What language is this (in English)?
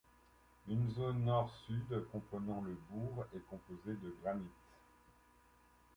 French